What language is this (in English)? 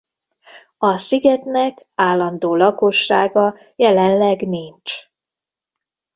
Hungarian